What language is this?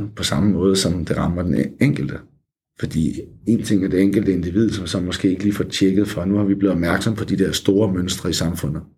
Danish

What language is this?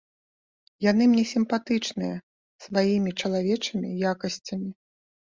Belarusian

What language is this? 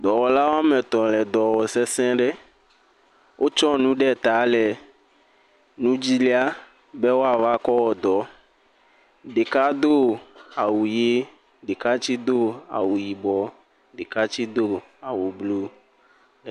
Ewe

